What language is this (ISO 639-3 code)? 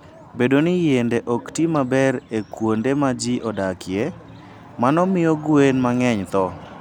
luo